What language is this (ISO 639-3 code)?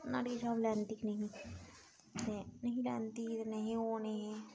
doi